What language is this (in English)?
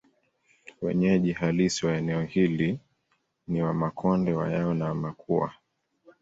Swahili